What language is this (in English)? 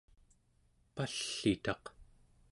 Central Yupik